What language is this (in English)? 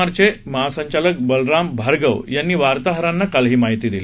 Marathi